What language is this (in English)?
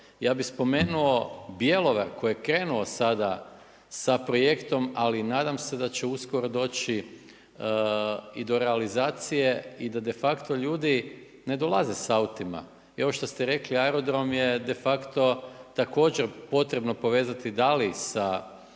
Croatian